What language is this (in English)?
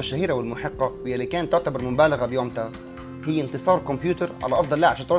Arabic